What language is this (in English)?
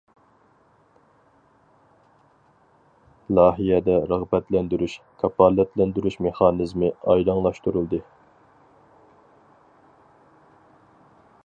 Uyghur